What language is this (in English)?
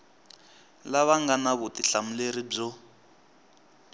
Tsonga